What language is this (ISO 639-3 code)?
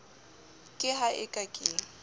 sot